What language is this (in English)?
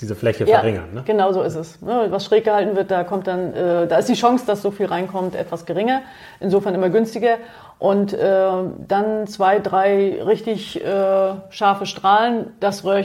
German